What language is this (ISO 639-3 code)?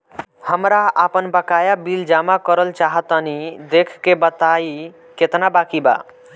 bho